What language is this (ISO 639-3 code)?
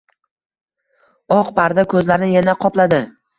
uzb